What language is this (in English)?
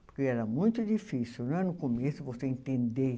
Portuguese